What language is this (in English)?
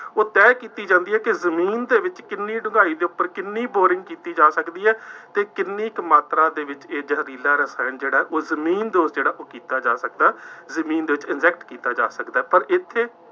Punjabi